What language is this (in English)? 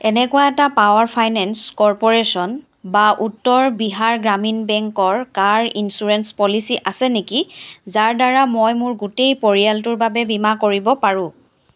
Assamese